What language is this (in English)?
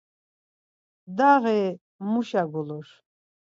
Laz